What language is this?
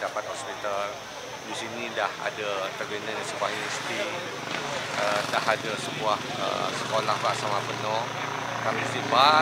Malay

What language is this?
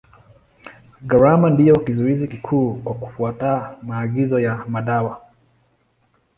Swahili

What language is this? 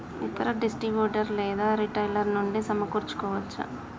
Telugu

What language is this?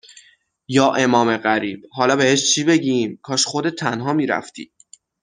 Persian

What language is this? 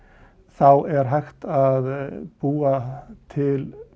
Icelandic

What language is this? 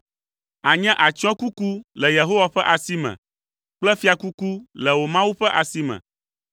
Ewe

